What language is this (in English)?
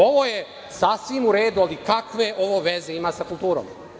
Serbian